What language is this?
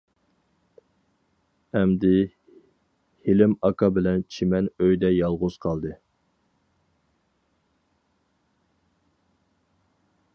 Uyghur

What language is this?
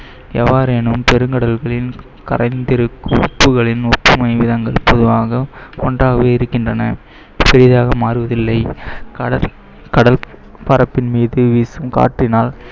Tamil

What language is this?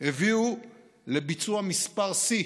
Hebrew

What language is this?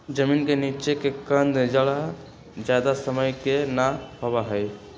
Magahi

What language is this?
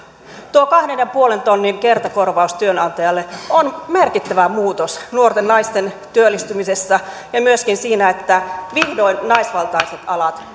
Finnish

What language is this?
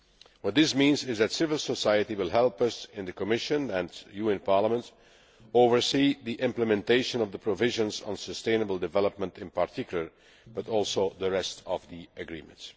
English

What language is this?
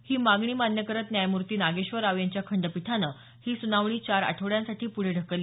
Marathi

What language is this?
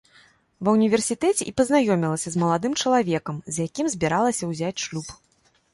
Belarusian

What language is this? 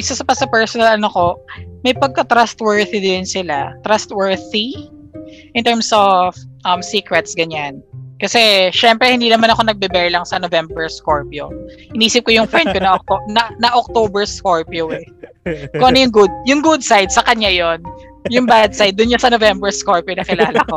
Filipino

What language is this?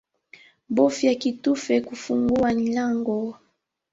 Swahili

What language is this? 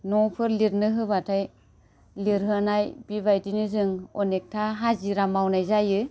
Bodo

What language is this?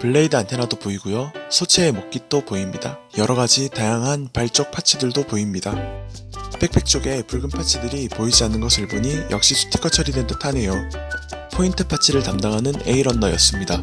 Korean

